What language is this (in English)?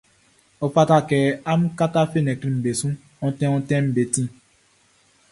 Baoulé